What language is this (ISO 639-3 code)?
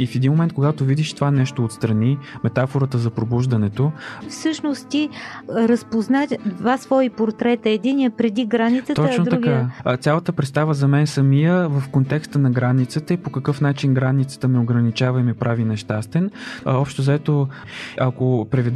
bul